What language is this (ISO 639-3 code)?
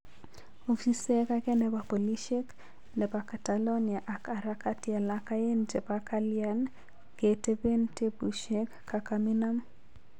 kln